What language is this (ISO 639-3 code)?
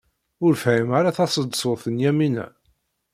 kab